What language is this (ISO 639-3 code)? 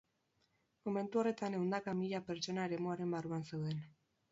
eus